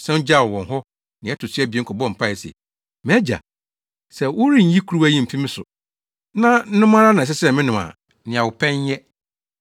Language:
Akan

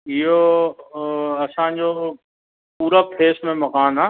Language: Sindhi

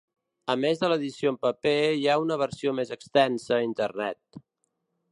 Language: Catalan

